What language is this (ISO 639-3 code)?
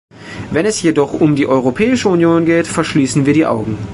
deu